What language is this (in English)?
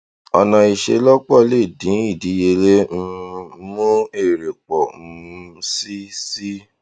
Yoruba